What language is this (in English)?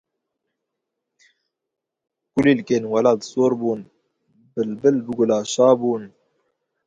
Kurdish